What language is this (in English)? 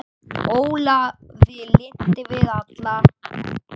Icelandic